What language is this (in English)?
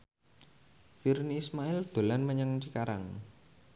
Javanese